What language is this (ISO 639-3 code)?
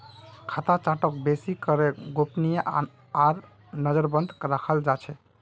mag